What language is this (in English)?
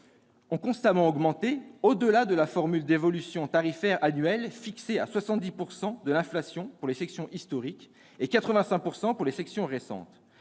French